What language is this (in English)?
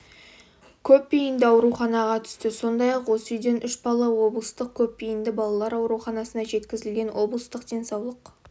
Kazakh